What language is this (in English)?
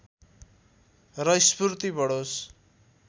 Nepali